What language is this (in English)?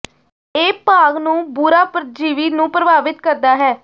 Punjabi